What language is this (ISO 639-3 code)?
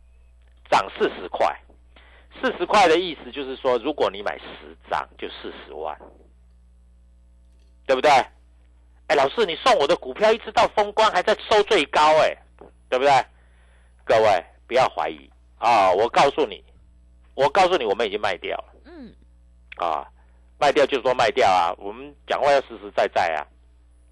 zho